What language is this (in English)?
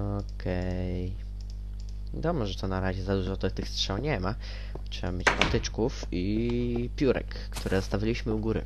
Polish